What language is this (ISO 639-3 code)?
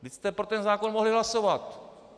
ces